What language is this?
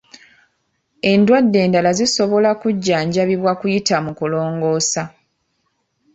Ganda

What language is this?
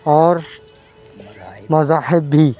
Urdu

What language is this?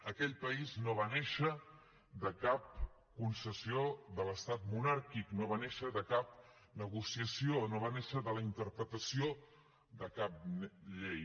Catalan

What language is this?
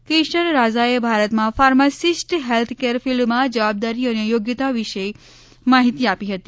Gujarati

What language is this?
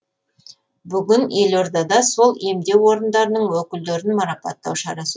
Kazakh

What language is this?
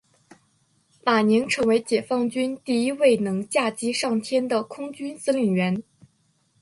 Chinese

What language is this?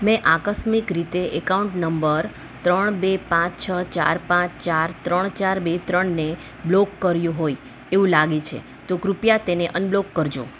Gujarati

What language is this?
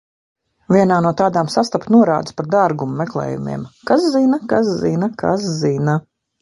Latvian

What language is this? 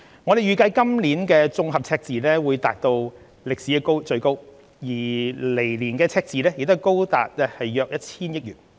Cantonese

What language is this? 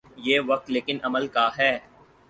Urdu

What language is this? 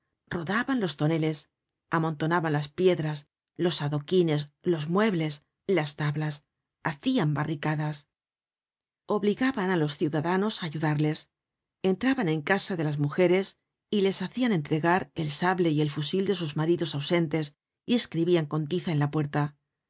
Spanish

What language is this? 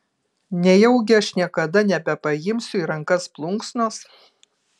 Lithuanian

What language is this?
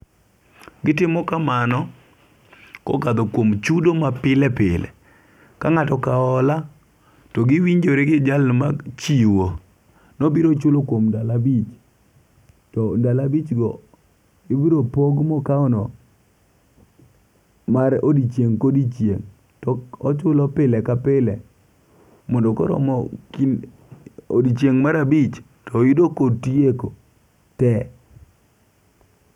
Luo (Kenya and Tanzania)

